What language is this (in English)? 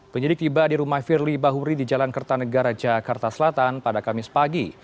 Indonesian